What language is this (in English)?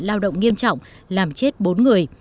Vietnamese